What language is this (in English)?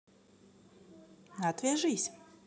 Russian